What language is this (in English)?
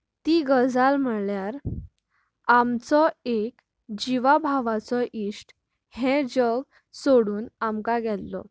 Konkani